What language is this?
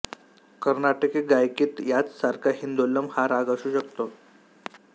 Marathi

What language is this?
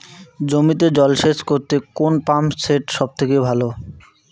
Bangla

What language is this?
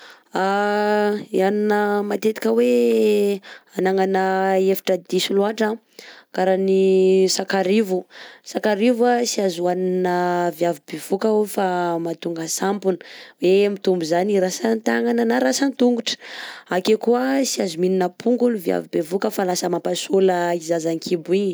Southern Betsimisaraka Malagasy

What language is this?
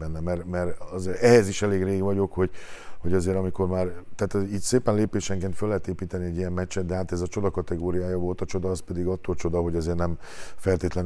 Hungarian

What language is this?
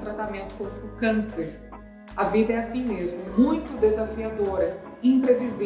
Portuguese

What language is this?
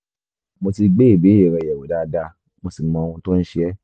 Yoruba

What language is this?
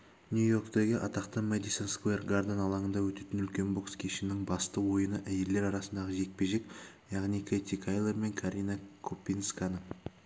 Kazakh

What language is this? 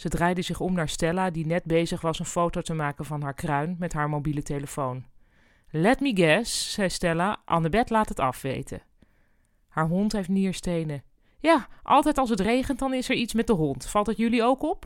Dutch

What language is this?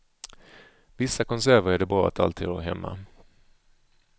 Swedish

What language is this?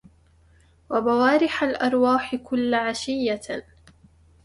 Arabic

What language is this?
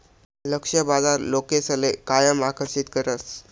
Marathi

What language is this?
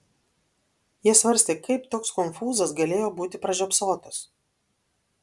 Lithuanian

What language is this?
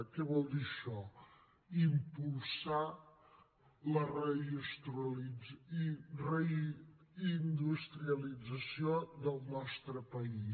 Catalan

